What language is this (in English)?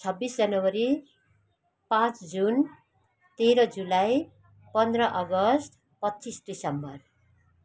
Nepali